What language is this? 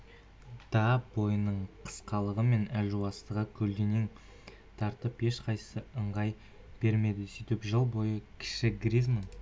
Kazakh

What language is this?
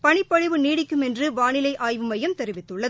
Tamil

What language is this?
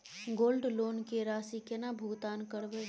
Maithili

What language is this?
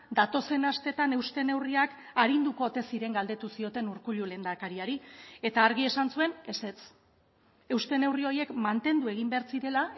Basque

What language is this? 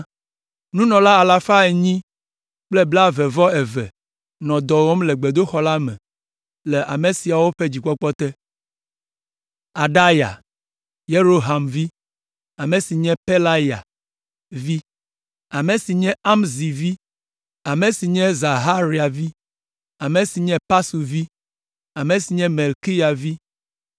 Ewe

